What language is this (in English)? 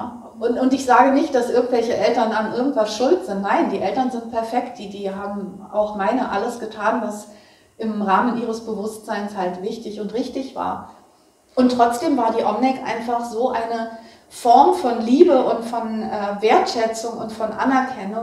German